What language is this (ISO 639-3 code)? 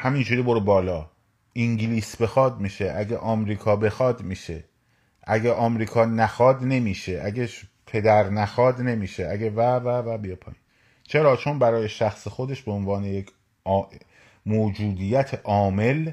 fas